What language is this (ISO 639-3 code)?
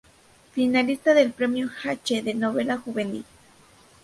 spa